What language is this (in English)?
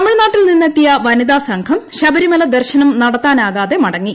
Malayalam